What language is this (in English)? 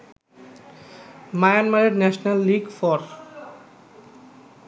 Bangla